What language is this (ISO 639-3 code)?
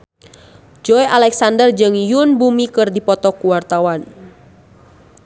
sun